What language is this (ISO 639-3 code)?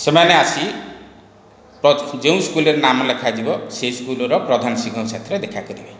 ori